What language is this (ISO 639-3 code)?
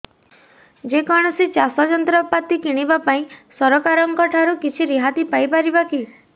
ori